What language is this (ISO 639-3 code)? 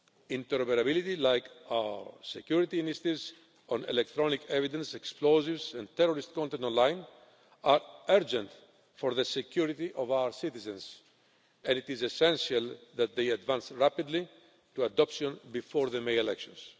eng